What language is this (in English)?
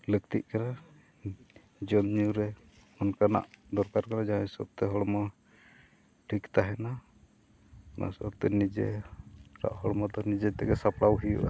Santali